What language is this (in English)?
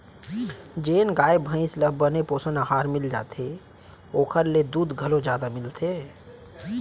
Chhattisgarhi